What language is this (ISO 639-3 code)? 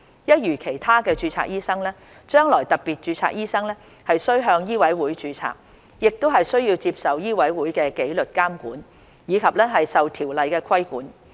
yue